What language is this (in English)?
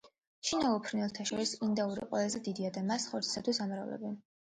Georgian